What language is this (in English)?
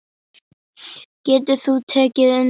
Icelandic